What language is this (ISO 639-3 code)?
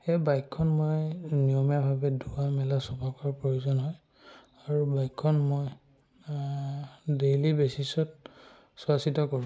asm